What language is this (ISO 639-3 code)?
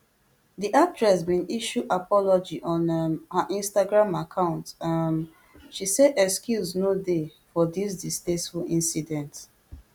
pcm